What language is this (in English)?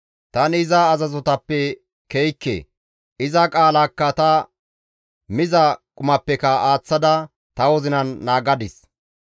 Gamo